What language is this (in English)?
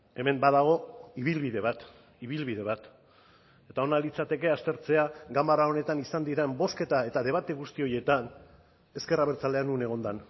Basque